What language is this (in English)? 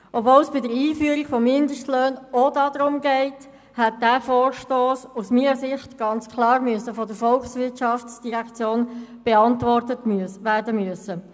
Swiss German